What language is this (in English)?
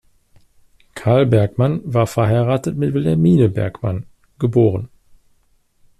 German